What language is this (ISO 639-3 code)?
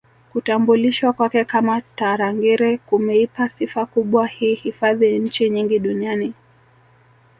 swa